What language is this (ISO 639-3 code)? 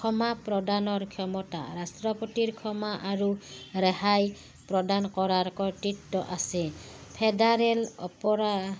asm